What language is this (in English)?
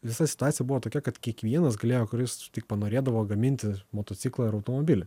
Lithuanian